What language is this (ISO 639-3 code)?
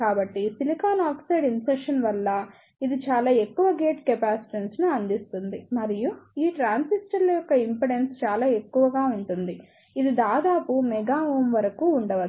tel